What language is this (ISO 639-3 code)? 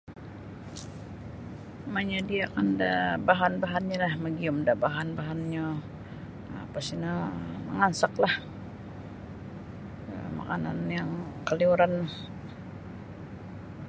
bsy